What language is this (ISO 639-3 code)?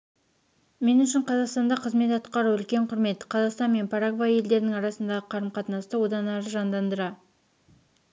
kaz